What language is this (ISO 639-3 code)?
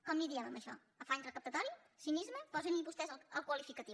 cat